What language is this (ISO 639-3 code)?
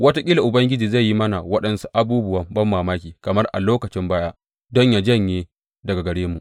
hau